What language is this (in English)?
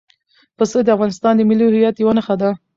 Pashto